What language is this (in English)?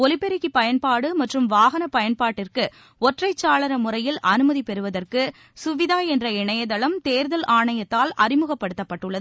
Tamil